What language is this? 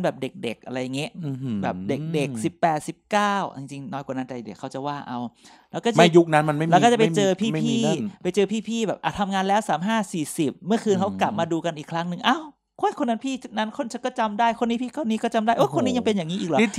Thai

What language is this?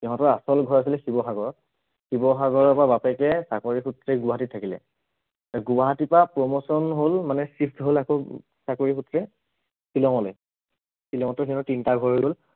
Assamese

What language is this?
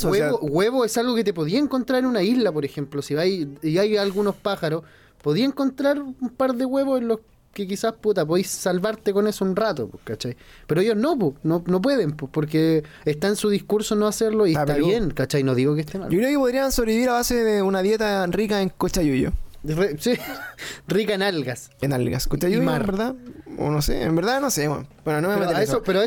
Spanish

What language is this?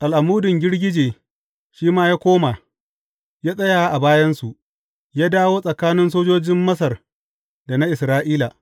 Hausa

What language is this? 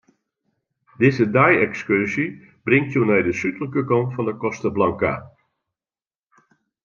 Western Frisian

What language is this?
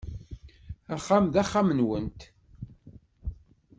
Kabyle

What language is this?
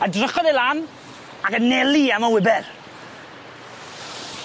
Welsh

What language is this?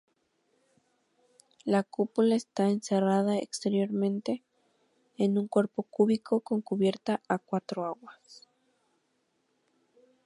Spanish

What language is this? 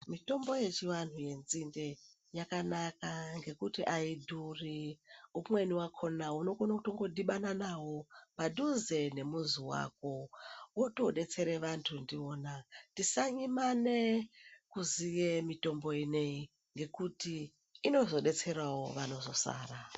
Ndau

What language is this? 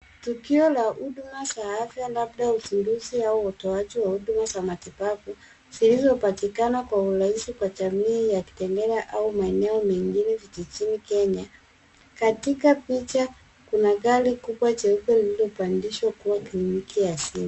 Swahili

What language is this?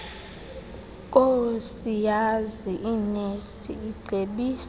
Xhosa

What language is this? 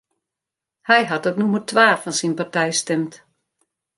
Western Frisian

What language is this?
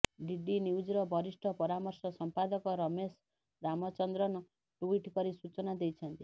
Odia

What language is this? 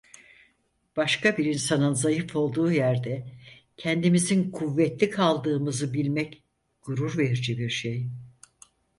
Turkish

